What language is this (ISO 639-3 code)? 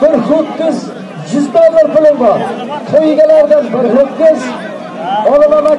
tur